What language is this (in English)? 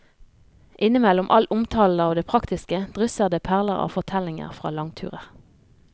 Norwegian